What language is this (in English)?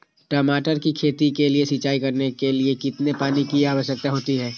Magahi